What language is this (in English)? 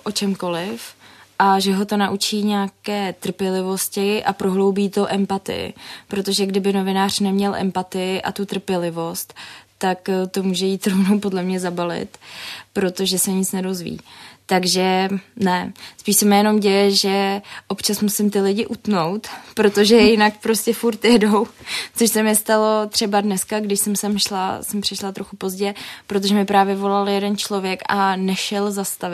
Czech